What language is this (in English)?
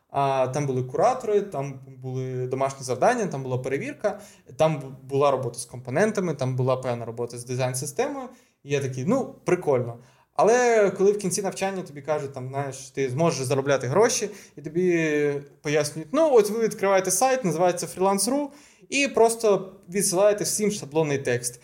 Ukrainian